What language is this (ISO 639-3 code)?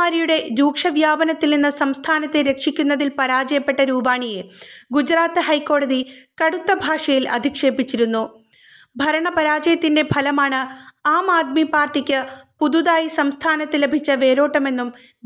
mal